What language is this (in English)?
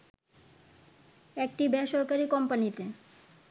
Bangla